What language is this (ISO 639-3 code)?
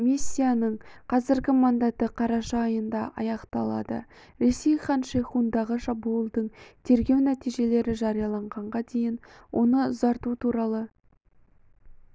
kaz